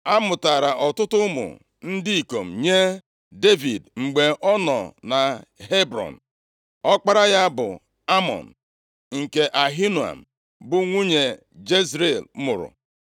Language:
Igbo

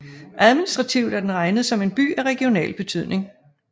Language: Danish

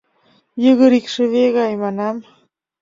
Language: Mari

